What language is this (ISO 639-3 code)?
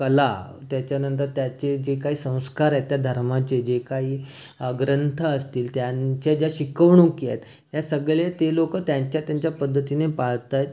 mar